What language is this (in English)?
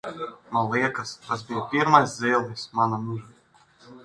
Latvian